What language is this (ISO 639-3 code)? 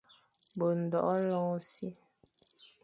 fan